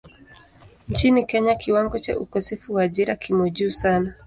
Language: Swahili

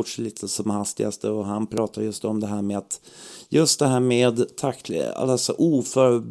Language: Swedish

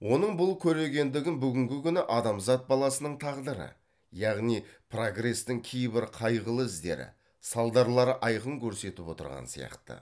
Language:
Kazakh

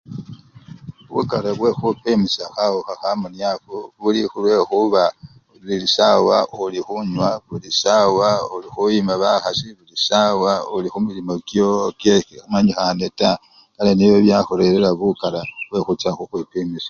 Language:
Luyia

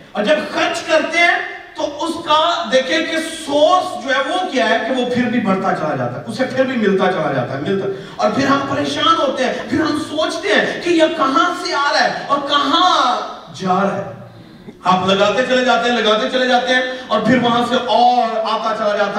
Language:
Urdu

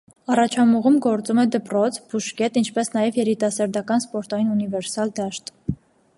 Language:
Armenian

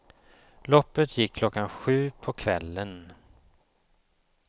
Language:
Swedish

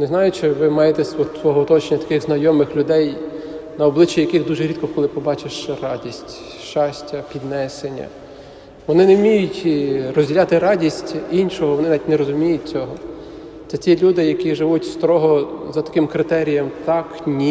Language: Ukrainian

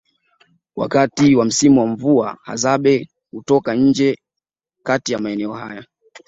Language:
Swahili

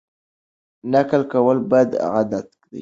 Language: Pashto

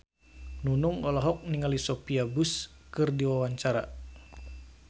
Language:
Sundanese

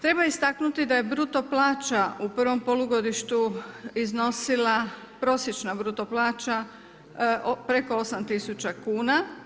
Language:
Croatian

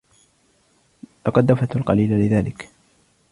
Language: Arabic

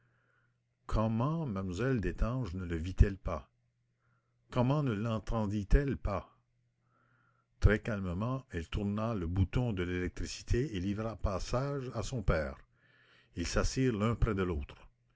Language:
French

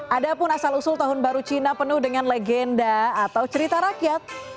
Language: Indonesian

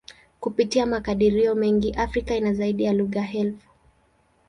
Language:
Swahili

